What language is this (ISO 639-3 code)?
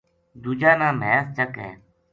gju